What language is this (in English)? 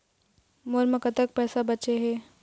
Chhattisgarhi